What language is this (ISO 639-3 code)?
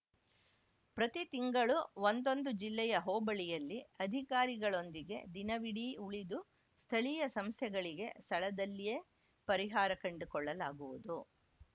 kan